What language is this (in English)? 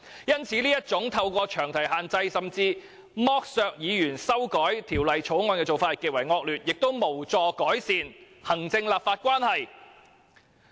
Cantonese